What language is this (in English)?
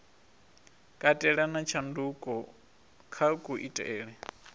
Venda